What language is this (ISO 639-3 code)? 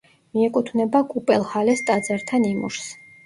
kat